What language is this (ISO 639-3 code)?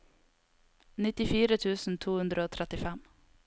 nor